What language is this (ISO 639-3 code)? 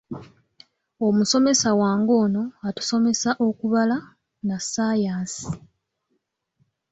lug